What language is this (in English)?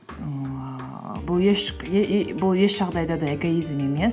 Kazakh